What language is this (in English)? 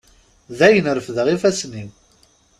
Kabyle